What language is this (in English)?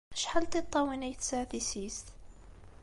Kabyle